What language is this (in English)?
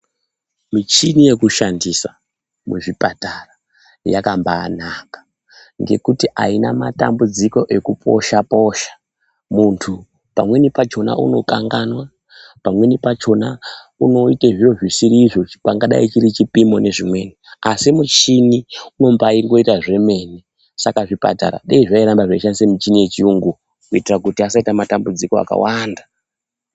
Ndau